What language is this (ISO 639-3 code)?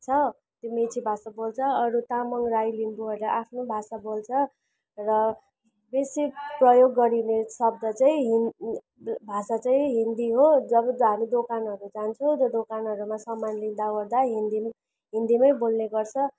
nep